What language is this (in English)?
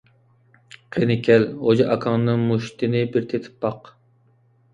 Uyghur